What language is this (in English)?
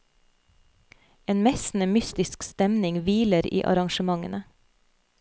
Norwegian